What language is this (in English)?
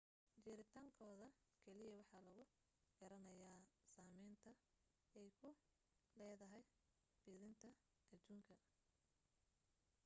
Somali